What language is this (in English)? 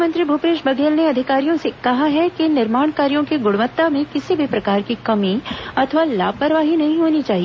Hindi